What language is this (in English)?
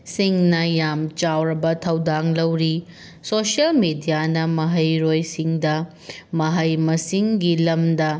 Manipuri